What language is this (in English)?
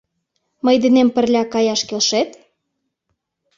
Mari